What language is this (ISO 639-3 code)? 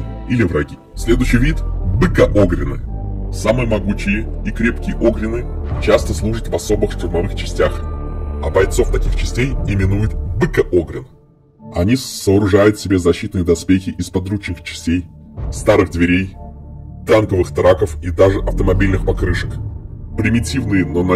rus